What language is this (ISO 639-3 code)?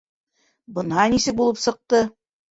bak